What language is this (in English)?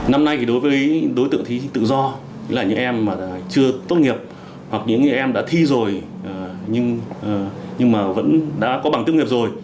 Vietnamese